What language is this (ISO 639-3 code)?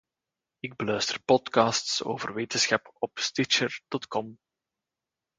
nld